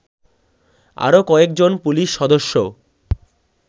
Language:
Bangla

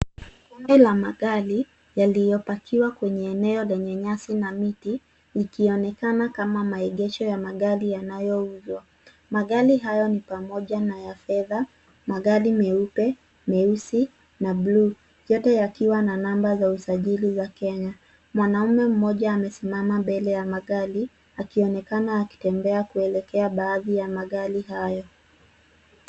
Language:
Swahili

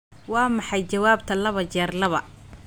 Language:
Somali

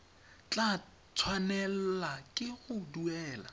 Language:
Tswana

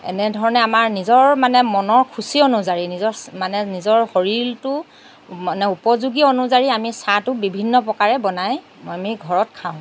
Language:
Assamese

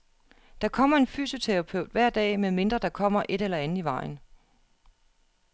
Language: Danish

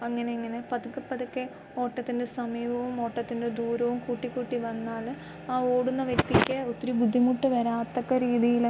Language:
Malayalam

